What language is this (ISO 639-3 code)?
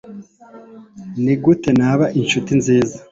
kin